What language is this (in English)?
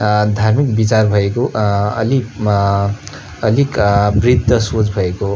Nepali